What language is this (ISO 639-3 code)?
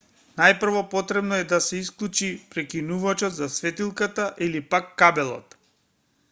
mkd